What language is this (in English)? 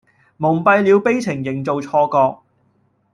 Cantonese